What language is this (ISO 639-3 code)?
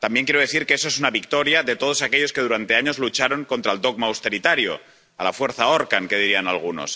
spa